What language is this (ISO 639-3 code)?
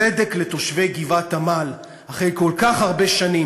heb